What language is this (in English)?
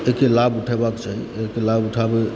Maithili